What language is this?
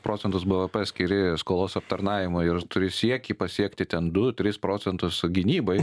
Lithuanian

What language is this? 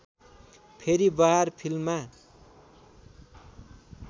Nepali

